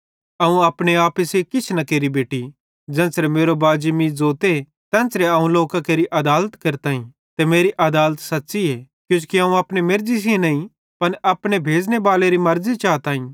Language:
Bhadrawahi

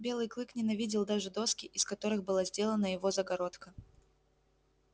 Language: Russian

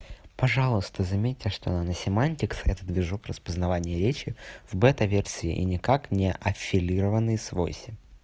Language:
Russian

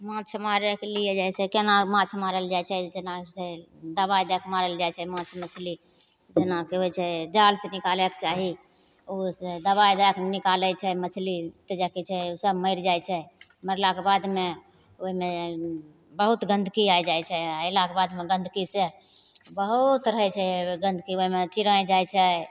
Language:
Maithili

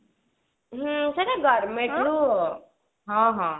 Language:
Odia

